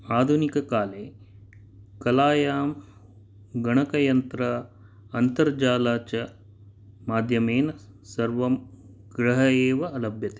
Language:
Sanskrit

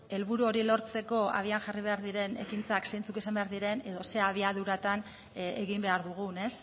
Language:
Basque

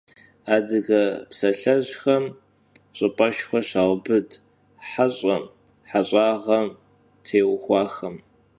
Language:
Kabardian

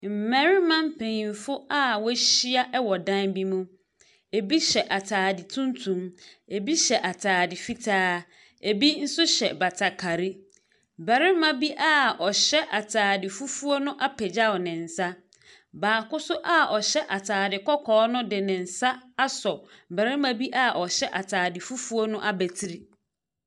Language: Akan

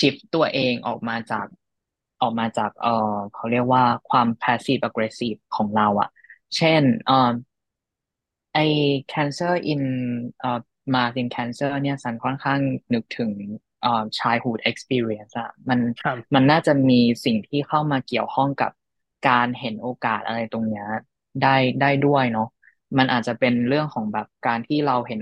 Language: Thai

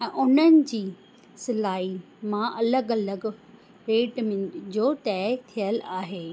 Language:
Sindhi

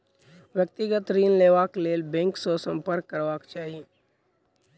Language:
Maithili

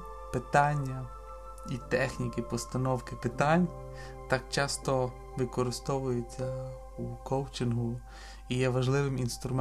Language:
Ukrainian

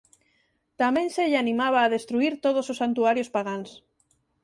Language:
Galician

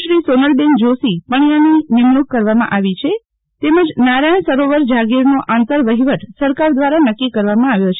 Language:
Gujarati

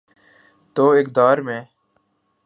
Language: Urdu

